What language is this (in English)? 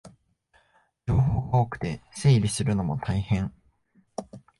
Japanese